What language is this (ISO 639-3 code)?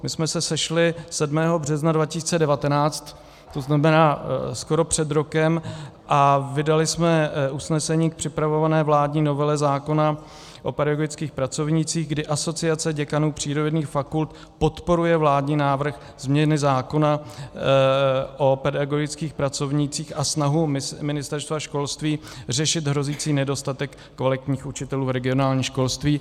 ces